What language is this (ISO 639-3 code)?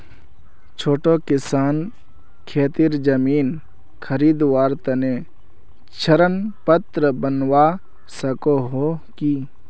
mag